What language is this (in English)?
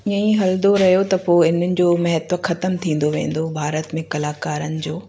Sindhi